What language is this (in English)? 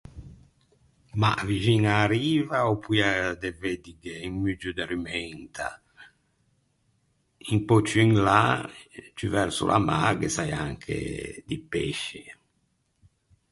Ligurian